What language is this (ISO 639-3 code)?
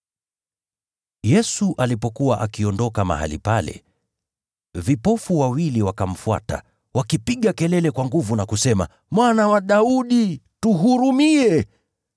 swa